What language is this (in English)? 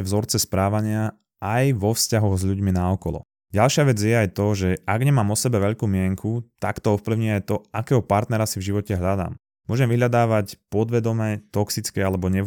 Slovak